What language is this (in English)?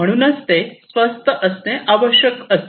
Marathi